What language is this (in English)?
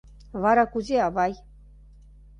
Mari